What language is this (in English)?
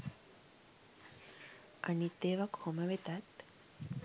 Sinhala